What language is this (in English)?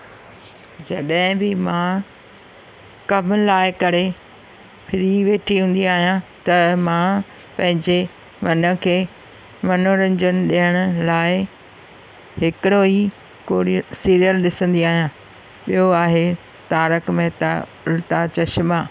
Sindhi